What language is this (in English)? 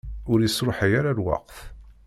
Kabyle